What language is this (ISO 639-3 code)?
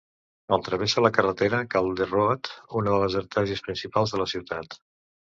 cat